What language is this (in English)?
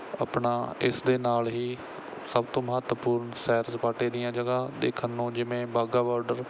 Punjabi